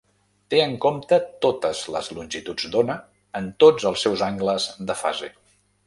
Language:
Catalan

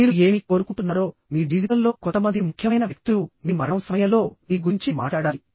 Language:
Telugu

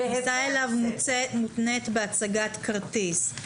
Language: Hebrew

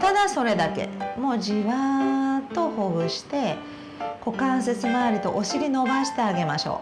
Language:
Japanese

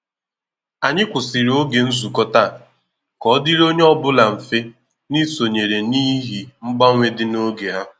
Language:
Igbo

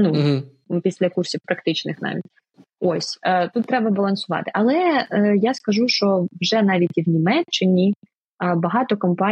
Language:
Ukrainian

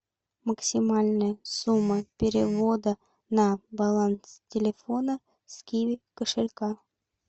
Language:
Russian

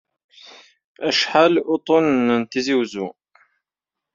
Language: Kabyle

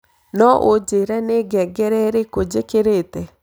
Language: Kikuyu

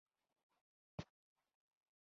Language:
Pashto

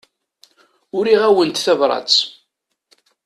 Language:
Kabyle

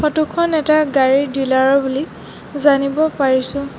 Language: Assamese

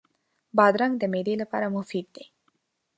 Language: Pashto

